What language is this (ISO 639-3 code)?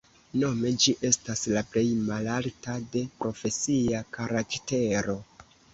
epo